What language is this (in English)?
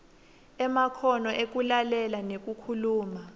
Swati